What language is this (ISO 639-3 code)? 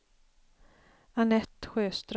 swe